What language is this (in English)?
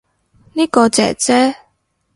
Cantonese